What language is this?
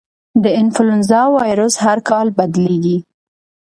Pashto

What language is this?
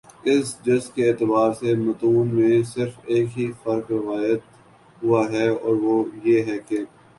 Urdu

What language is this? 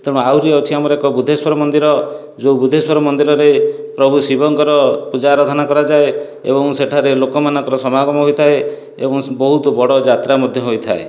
Odia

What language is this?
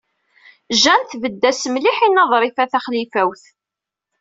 Kabyle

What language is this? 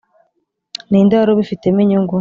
Kinyarwanda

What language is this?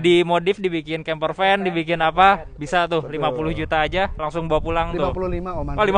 Indonesian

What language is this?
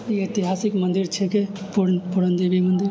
Maithili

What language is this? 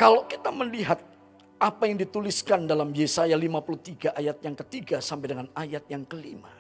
Indonesian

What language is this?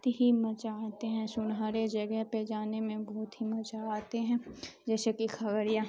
Urdu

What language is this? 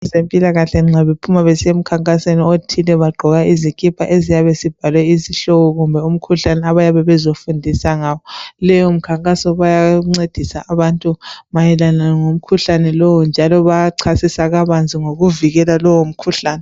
North Ndebele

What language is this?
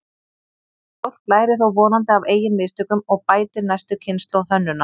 Icelandic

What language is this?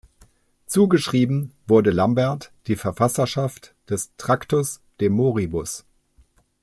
German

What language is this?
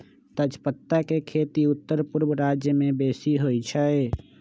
Magahi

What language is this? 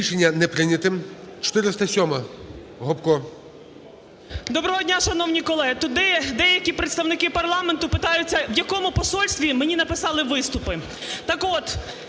Ukrainian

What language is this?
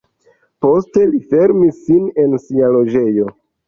Esperanto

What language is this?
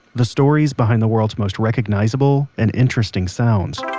English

